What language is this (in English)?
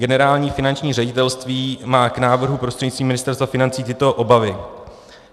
Czech